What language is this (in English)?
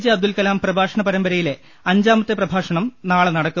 Malayalam